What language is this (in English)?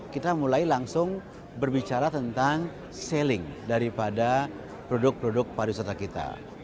Indonesian